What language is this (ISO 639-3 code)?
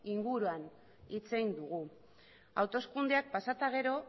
eus